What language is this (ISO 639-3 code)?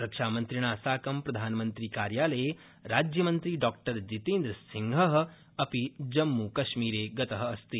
san